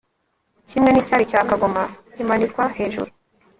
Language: Kinyarwanda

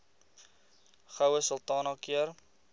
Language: Afrikaans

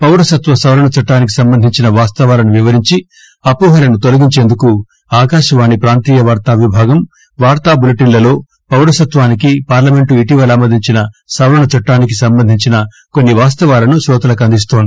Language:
Telugu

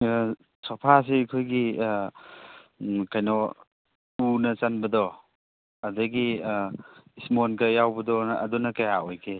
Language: Manipuri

